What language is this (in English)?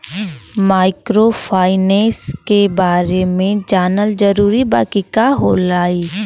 Bhojpuri